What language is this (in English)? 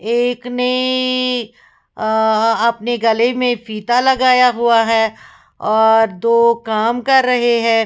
Hindi